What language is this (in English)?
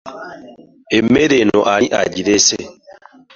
Ganda